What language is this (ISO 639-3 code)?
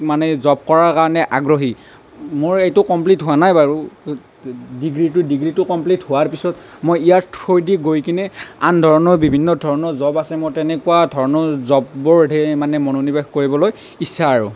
asm